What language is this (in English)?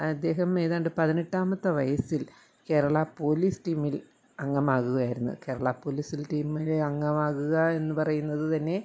Malayalam